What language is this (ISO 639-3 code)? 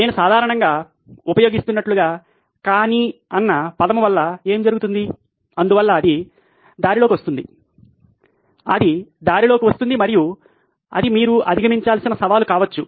tel